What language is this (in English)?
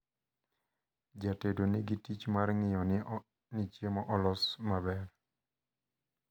Luo (Kenya and Tanzania)